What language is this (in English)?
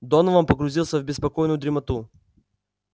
Russian